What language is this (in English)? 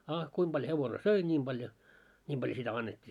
Finnish